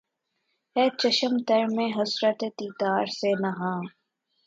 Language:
Urdu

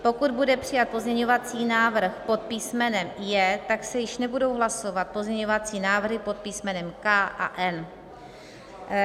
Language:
Czech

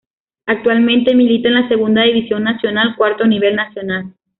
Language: Spanish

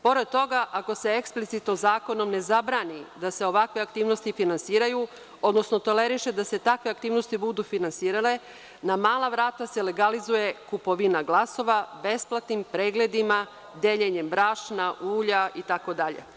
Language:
Serbian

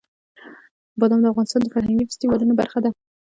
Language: Pashto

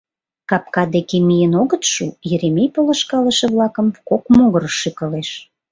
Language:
Mari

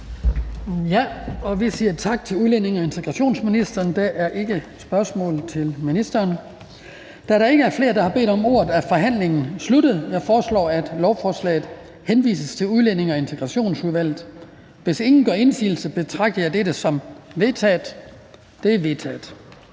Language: Danish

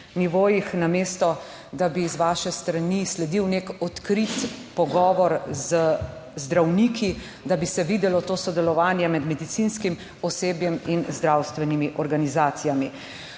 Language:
Slovenian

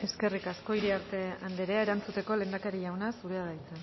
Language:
Basque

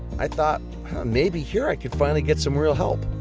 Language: English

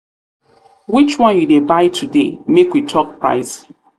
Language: Nigerian Pidgin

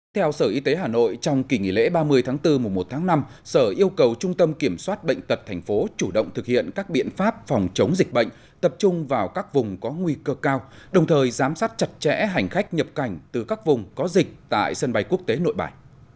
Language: Vietnamese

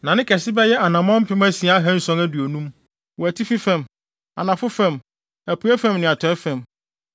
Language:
Akan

